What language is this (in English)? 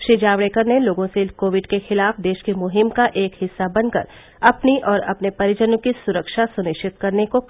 Hindi